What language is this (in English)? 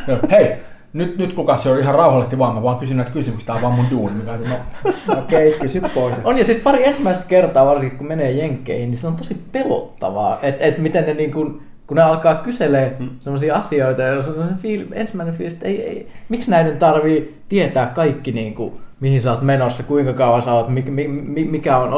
Finnish